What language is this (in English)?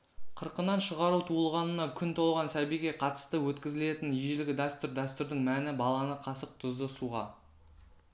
Kazakh